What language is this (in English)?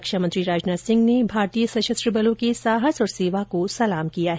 Hindi